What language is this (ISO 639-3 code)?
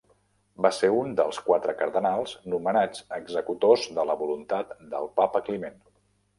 cat